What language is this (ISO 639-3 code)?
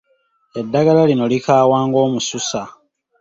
lug